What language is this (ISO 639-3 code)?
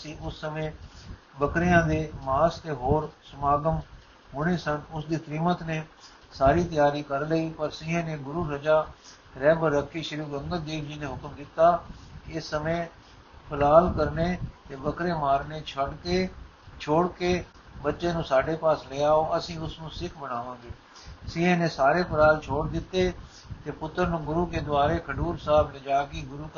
pan